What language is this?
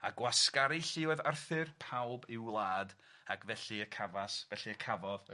Welsh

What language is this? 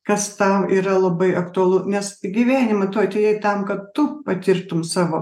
Lithuanian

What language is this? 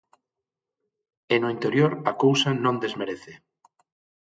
Galician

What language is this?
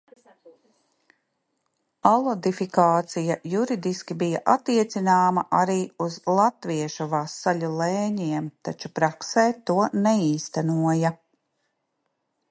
Latvian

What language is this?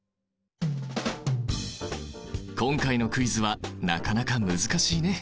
Japanese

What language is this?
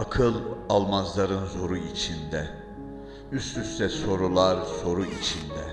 Turkish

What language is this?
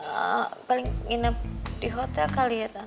Indonesian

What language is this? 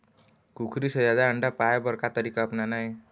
Chhattisgarhi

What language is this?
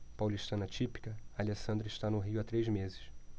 Portuguese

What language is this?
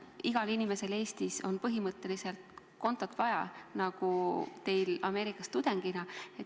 Estonian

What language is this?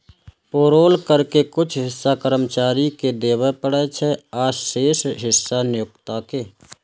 Maithili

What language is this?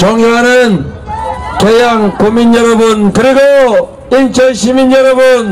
Korean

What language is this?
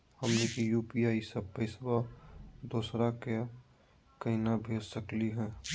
Magahi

